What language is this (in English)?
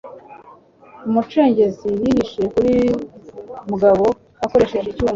Kinyarwanda